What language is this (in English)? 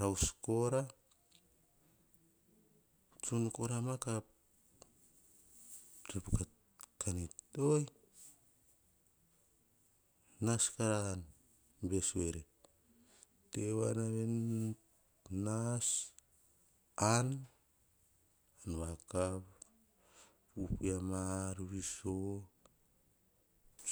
Hahon